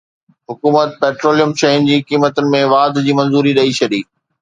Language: Sindhi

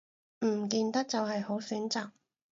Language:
Cantonese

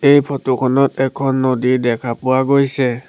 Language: Assamese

